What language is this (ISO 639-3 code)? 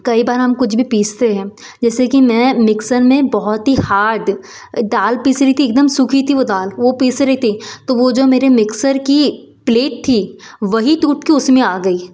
hin